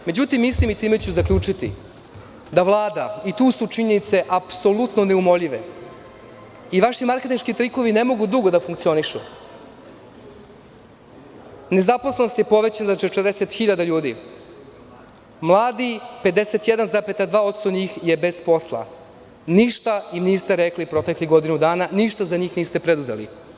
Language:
Serbian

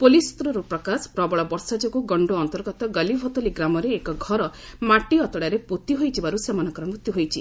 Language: Odia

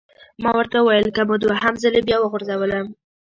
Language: Pashto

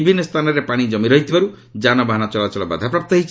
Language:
Odia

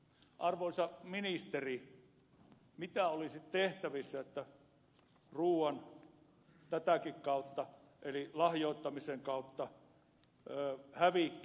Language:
Finnish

